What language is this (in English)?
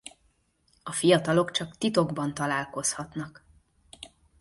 Hungarian